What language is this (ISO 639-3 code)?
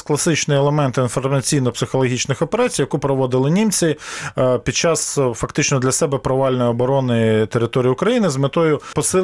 ukr